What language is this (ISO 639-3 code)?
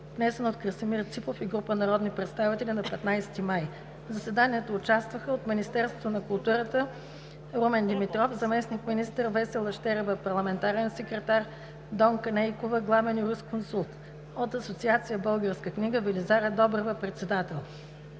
bul